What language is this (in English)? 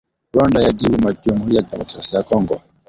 Swahili